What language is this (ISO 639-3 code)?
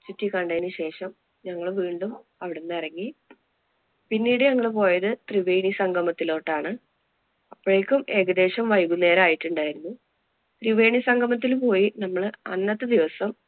mal